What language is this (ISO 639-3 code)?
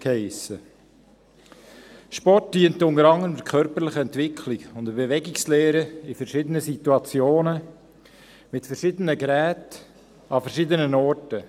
gsw